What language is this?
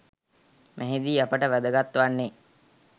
Sinhala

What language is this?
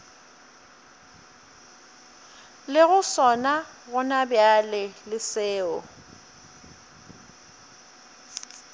Northern Sotho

